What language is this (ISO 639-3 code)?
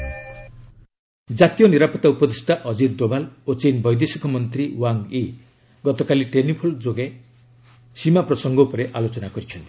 ori